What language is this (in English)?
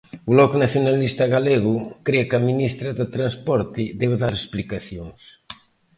Galician